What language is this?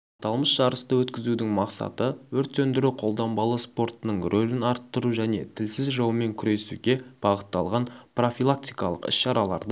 Kazakh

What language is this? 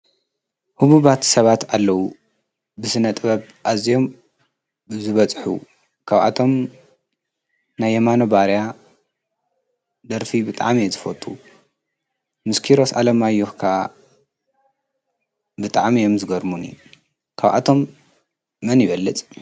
Tigrinya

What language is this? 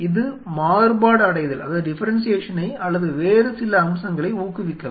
Tamil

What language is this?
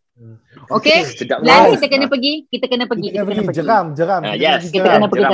Malay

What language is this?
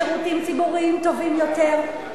Hebrew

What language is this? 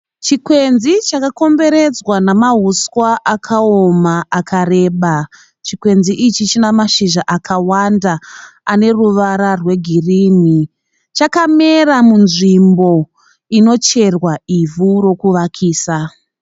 Shona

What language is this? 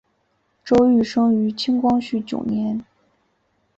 Chinese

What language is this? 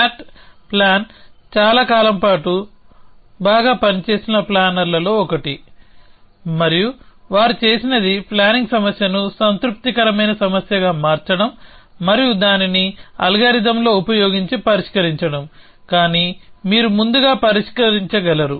Telugu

